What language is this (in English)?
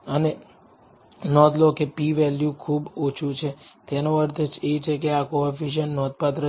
Gujarati